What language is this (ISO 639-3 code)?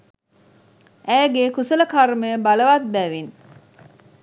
sin